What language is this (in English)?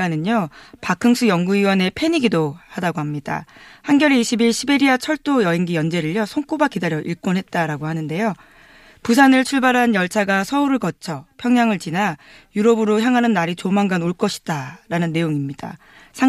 Korean